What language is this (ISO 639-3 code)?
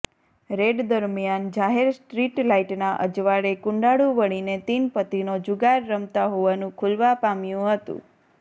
guj